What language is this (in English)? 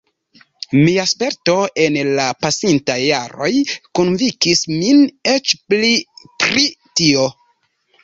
Esperanto